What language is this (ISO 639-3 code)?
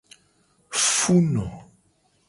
gej